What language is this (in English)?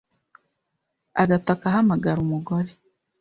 Kinyarwanda